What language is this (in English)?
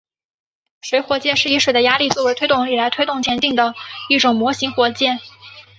Chinese